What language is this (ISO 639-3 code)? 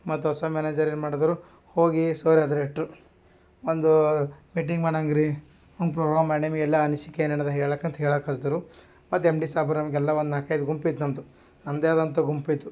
kan